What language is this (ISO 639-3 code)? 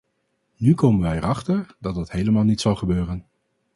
nld